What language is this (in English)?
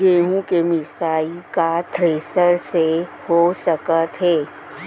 Chhattisgarhi